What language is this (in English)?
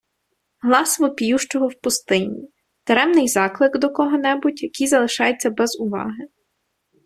Ukrainian